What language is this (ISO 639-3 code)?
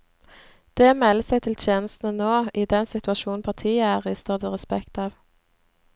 nor